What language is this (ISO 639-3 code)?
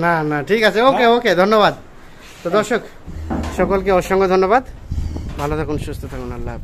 ben